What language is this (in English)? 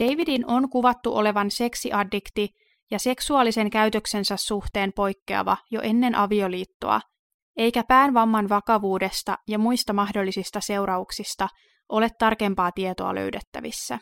Finnish